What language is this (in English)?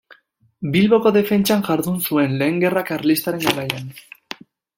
Basque